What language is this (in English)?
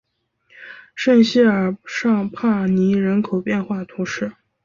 Chinese